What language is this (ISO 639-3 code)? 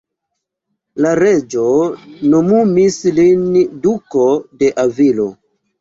epo